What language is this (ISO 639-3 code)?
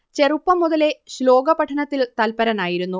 mal